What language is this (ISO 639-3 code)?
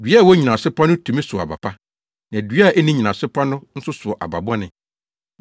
aka